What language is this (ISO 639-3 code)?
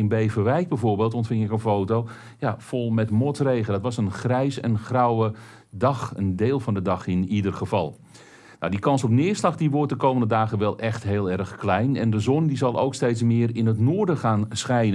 nld